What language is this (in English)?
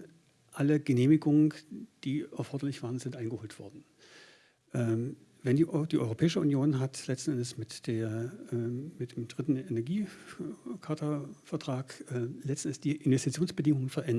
German